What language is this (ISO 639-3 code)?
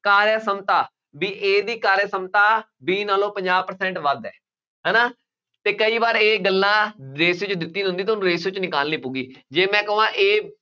pan